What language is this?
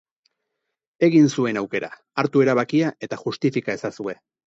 Basque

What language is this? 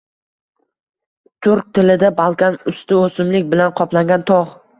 Uzbek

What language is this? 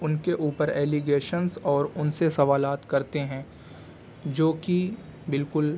Urdu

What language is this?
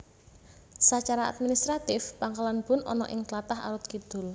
Javanese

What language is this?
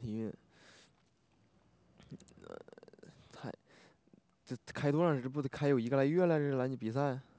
Chinese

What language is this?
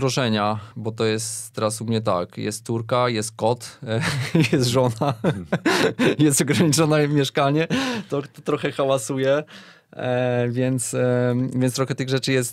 Polish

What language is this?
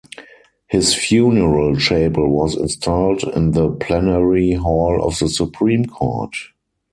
English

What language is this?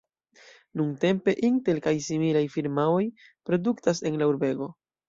Esperanto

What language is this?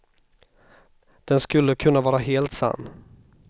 Swedish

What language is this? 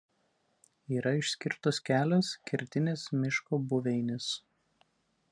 Lithuanian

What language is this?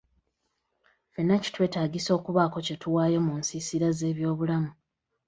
Ganda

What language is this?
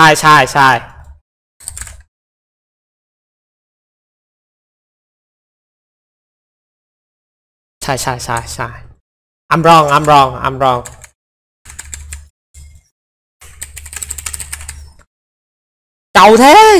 Vietnamese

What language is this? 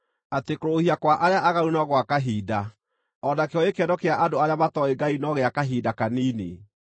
Kikuyu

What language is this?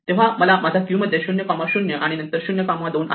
Marathi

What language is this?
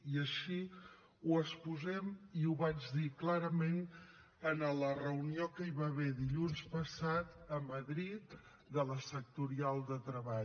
Catalan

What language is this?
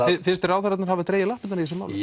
Icelandic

